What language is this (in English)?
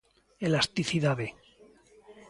Galician